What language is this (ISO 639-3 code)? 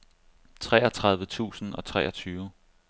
dan